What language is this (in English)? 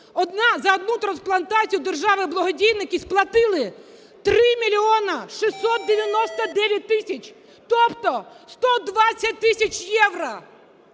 Ukrainian